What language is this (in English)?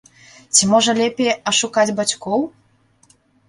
Belarusian